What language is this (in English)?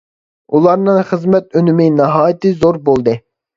Uyghur